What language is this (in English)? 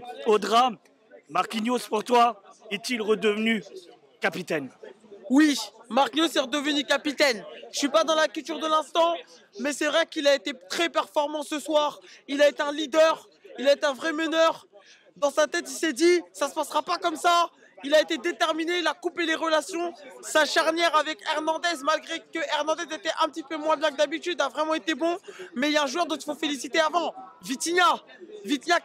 French